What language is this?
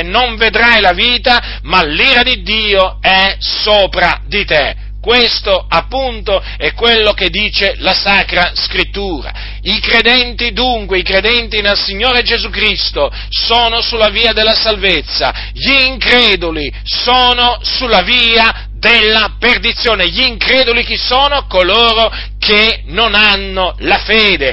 Italian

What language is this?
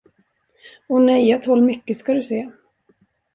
Swedish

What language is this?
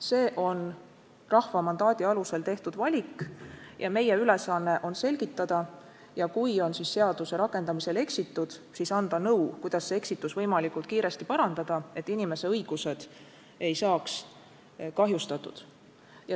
Estonian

